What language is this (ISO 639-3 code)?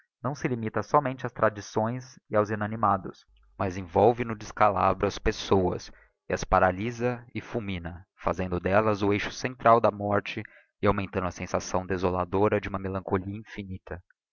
por